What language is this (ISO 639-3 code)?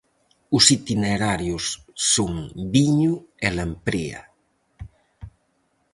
glg